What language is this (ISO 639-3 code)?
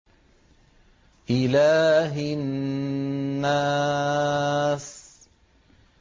ara